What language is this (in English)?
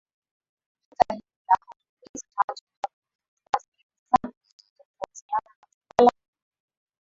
Swahili